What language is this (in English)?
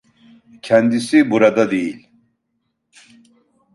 Turkish